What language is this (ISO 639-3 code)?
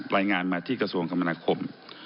tha